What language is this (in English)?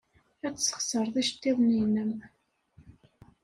Kabyle